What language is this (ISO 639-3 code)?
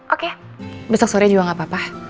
ind